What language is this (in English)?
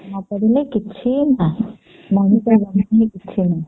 Odia